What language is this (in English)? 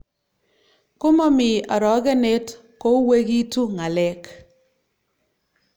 Kalenjin